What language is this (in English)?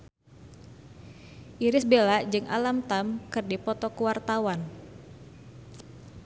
Sundanese